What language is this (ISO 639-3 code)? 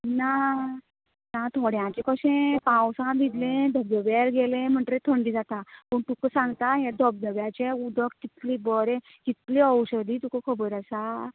kok